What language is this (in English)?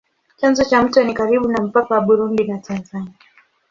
Swahili